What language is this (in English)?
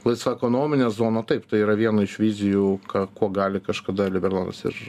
Lithuanian